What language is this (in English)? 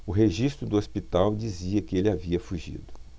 Portuguese